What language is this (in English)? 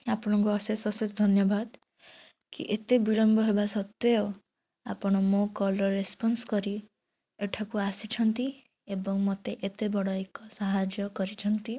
Odia